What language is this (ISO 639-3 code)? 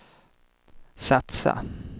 swe